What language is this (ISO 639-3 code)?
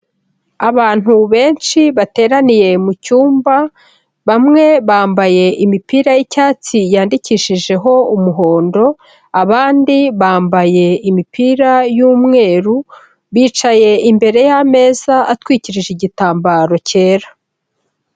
kin